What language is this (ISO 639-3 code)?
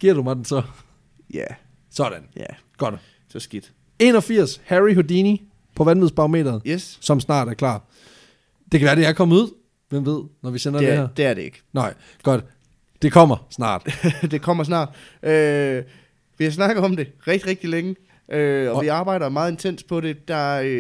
dan